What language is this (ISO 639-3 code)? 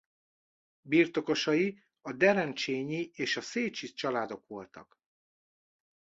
hun